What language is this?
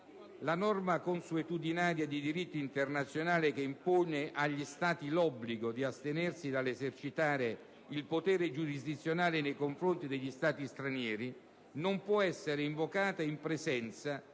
Italian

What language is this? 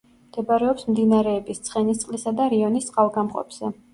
Georgian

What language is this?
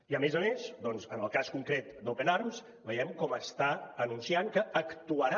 Catalan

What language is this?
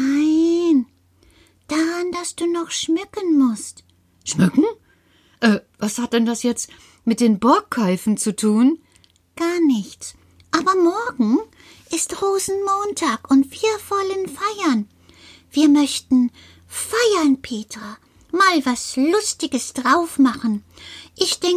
German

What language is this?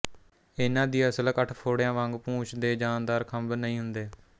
Punjabi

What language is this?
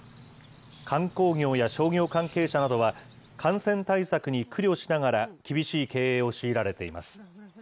Japanese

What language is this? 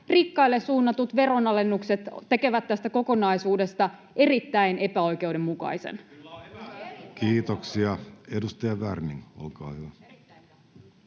Finnish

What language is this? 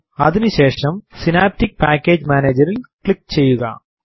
Malayalam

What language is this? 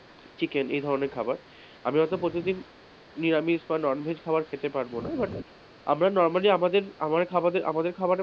Bangla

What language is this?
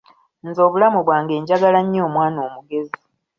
Ganda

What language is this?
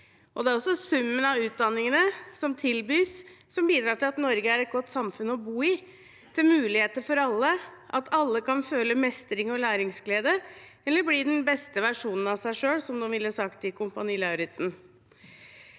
Norwegian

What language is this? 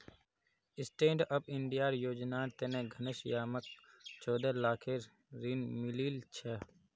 Magahi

